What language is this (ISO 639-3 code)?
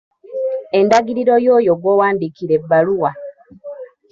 lug